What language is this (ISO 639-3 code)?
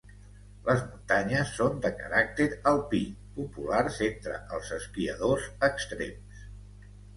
cat